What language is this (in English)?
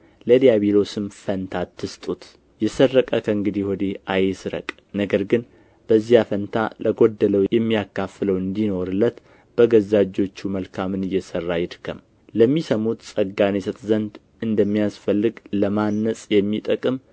Amharic